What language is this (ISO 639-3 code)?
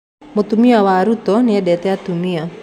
kik